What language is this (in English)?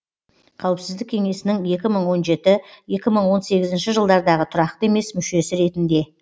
Kazakh